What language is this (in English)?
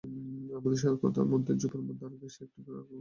Bangla